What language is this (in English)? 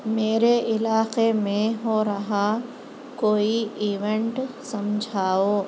Urdu